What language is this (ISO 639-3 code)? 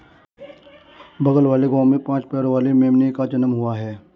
hin